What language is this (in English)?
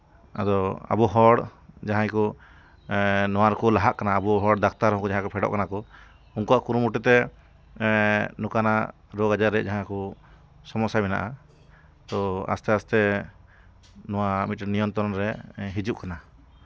Santali